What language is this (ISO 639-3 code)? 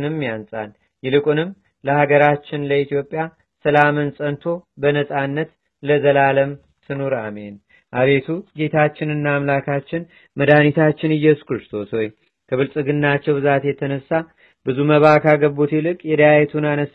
amh